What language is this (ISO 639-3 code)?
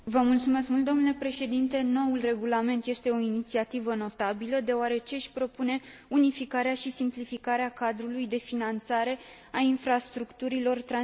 ron